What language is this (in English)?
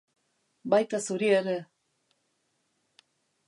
Basque